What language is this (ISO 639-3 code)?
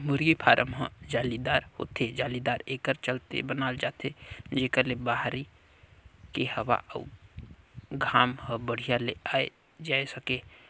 hne